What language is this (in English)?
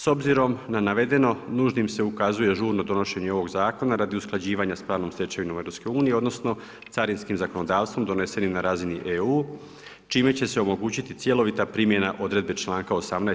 Croatian